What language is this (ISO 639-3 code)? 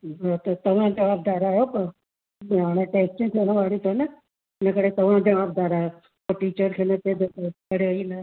snd